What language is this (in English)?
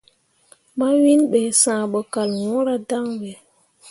Mundang